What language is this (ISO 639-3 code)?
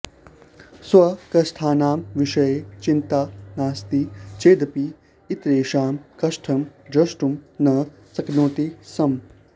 san